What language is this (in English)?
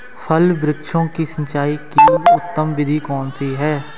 Hindi